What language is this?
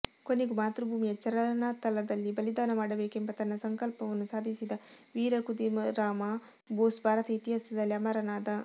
Kannada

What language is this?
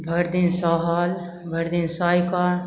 Maithili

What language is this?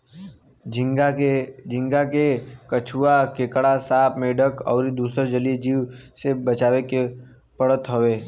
Bhojpuri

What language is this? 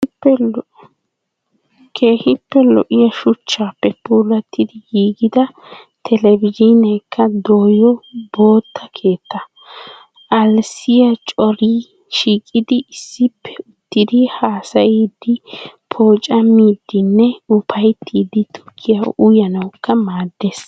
Wolaytta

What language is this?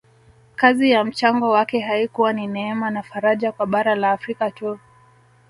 Swahili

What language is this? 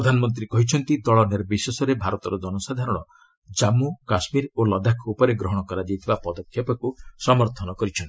Odia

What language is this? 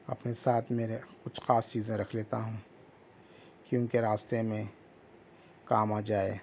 Urdu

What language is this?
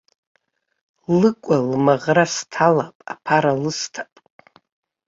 Abkhazian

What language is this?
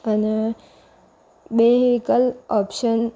Gujarati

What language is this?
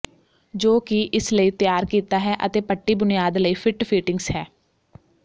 Punjabi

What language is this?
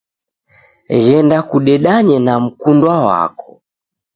Taita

